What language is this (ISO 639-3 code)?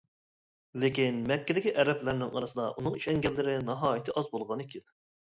uig